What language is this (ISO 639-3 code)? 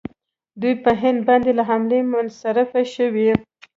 pus